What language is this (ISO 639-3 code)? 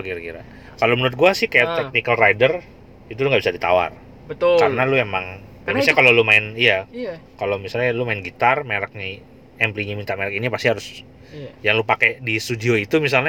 ind